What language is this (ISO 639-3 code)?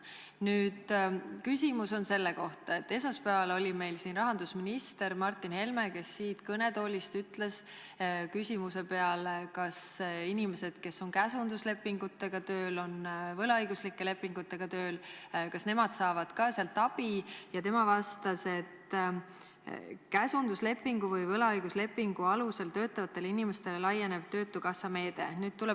est